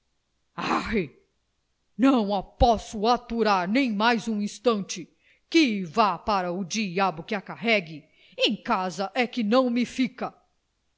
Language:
Portuguese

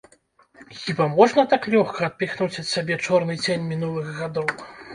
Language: Belarusian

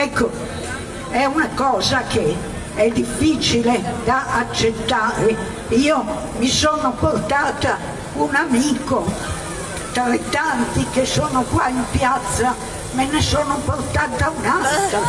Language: Italian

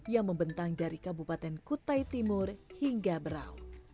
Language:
Indonesian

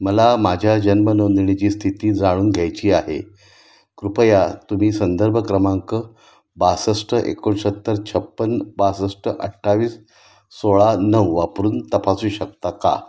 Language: Marathi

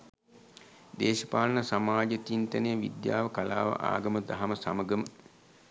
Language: Sinhala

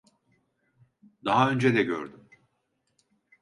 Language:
Turkish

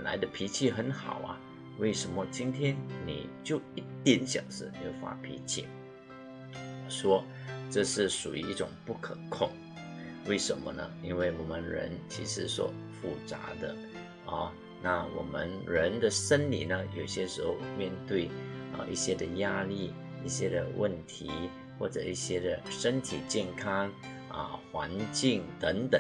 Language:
Chinese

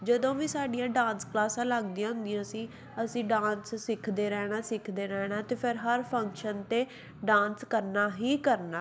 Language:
Punjabi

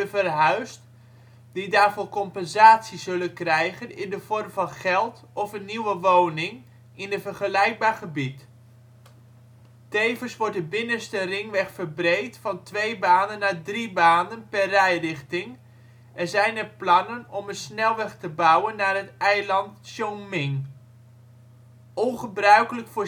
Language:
Dutch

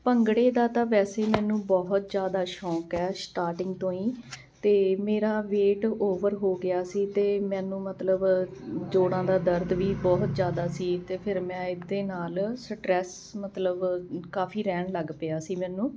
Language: Punjabi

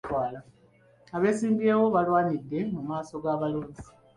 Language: Ganda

